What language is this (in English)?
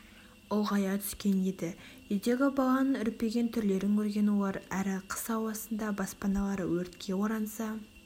Kazakh